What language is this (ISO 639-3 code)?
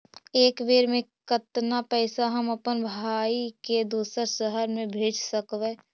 mag